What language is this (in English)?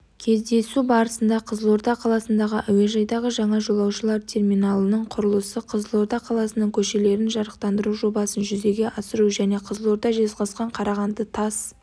Kazakh